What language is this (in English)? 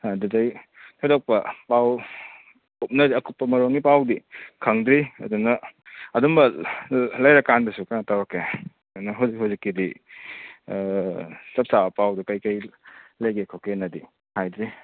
Manipuri